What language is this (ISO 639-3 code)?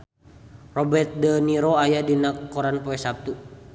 sun